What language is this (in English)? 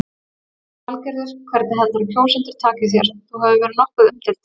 Icelandic